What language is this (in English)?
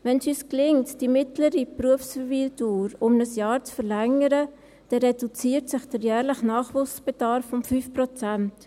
Swiss German